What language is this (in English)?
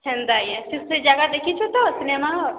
Odia